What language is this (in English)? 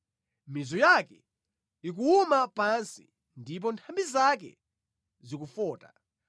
Nyanja